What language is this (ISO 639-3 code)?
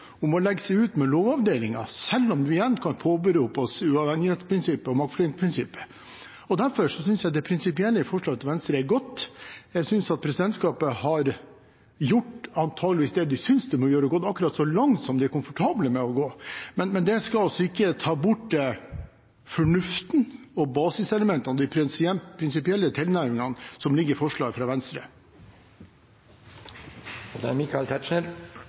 nob